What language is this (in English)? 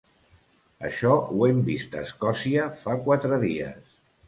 Catalan